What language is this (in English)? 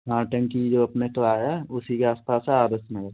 Hindi